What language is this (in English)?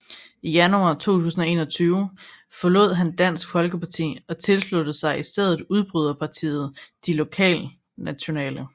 Danish